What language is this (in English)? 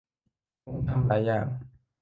Thai